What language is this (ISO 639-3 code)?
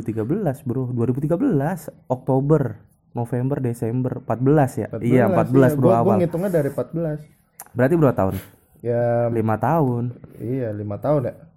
ind